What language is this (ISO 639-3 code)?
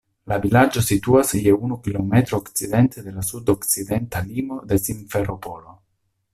epo